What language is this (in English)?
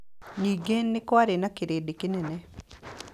Kikuyu